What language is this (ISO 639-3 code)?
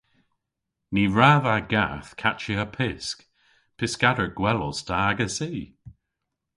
cor